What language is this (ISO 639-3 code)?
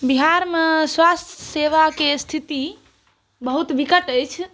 mai